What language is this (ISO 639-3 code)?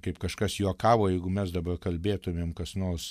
lit